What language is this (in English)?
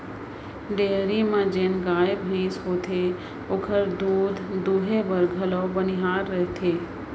Chhattisgarhi